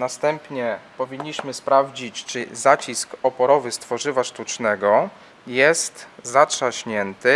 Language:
Polish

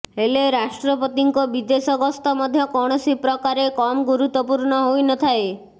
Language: Odia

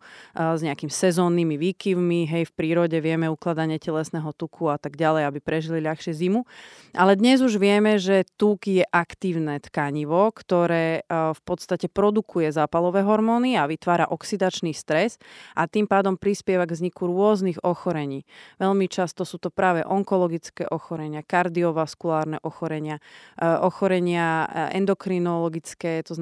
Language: Slovak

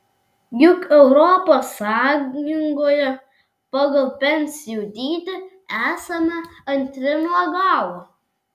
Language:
Lithuanian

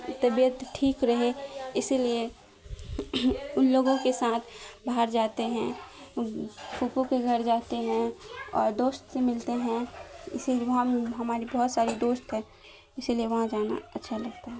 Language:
Urdu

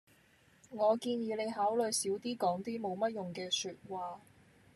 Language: Cantonese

